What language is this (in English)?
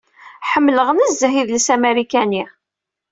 Kabyle